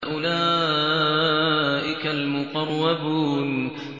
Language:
Arabic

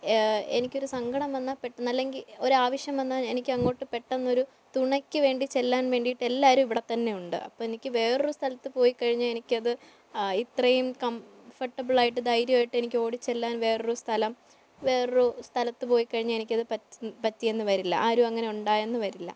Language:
Malayalam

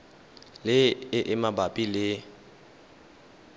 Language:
Tswana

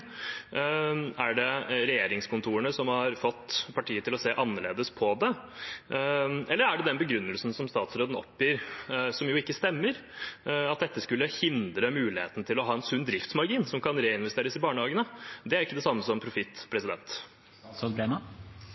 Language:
Norwegian Bokmål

